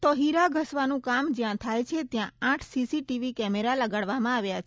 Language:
Gujarati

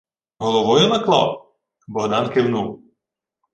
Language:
Ukrainian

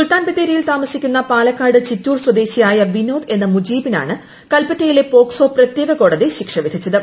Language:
Malayalam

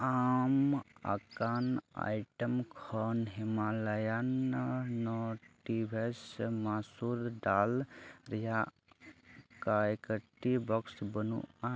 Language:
Santali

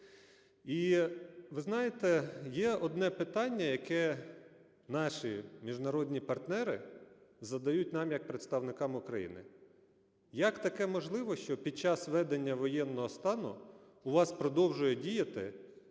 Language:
Ukrainian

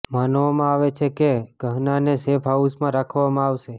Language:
Gujarati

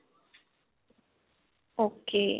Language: Punjabi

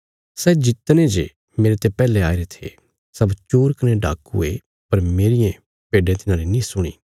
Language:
Bilaspuri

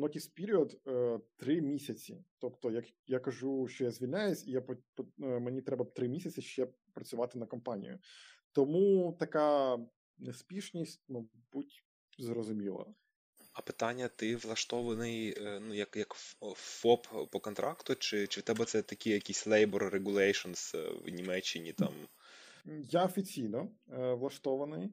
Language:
Ukrainian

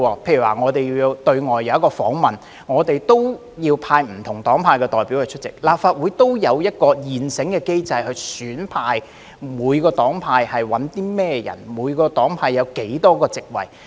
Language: Cantonese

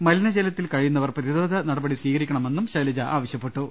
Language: Malayalam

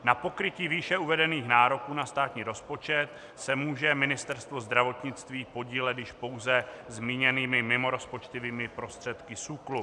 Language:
Czech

